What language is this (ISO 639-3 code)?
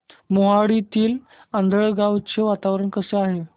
mar